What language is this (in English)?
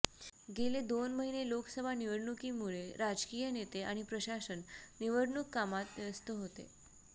Marathi